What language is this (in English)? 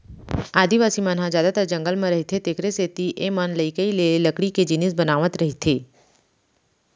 Chhattisgarhi